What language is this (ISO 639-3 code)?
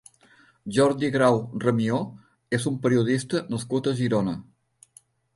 cat